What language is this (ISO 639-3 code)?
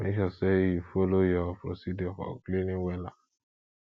pcm